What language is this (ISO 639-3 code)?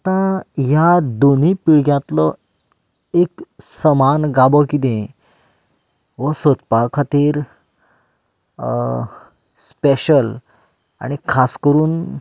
kok